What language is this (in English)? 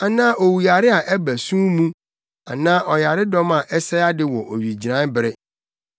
Akan